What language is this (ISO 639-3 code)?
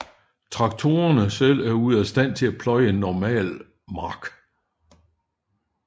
dan